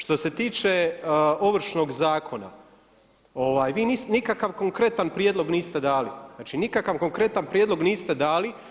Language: Croatian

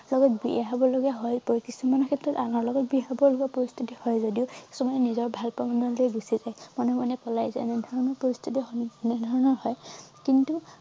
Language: Assamese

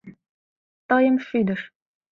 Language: Mari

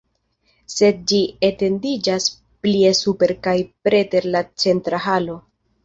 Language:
Esperanto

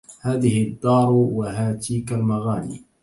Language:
Arabic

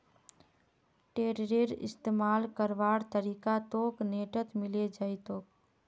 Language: Magahi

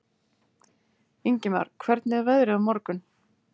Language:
Icelandic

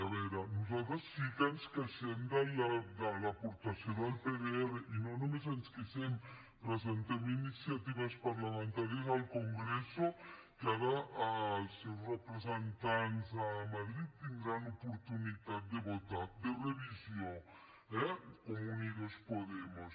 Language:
Catalan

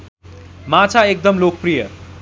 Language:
Nepali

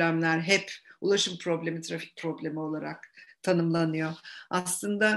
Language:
Turkish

